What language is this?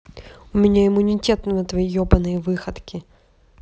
Russian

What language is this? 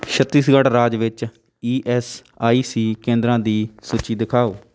Punjabi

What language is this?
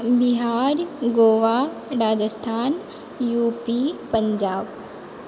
Maithili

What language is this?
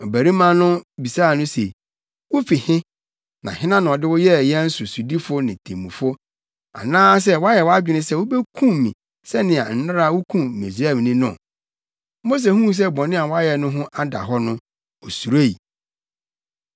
Akan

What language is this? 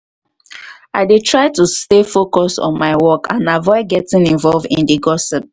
Nigerian Pidgin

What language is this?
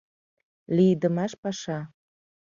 Mari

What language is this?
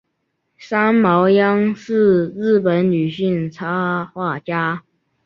Chinese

